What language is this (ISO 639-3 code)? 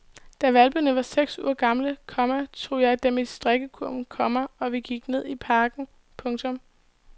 dan